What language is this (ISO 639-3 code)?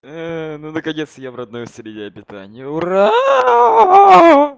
rus